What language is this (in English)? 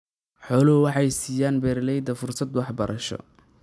Somali